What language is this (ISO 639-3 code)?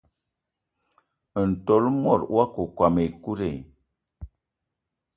eto